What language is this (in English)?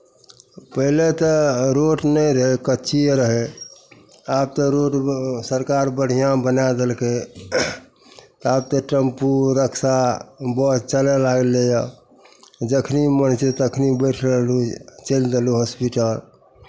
Maithili